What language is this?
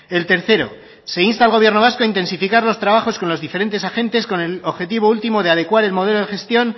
Spanish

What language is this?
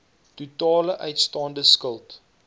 Afrikaans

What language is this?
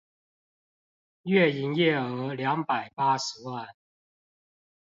Chinese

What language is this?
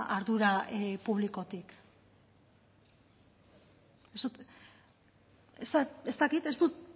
Basque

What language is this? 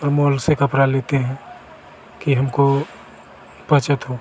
Hindi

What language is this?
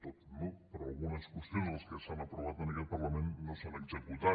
Catalan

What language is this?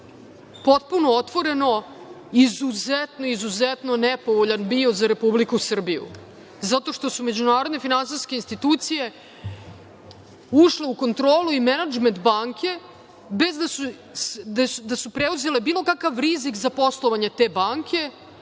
Serbian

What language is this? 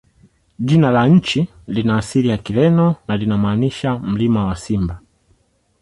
Swahili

